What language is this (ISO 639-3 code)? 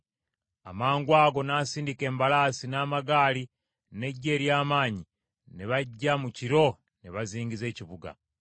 lug